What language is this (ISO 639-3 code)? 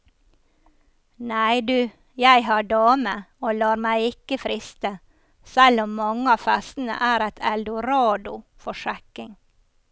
nor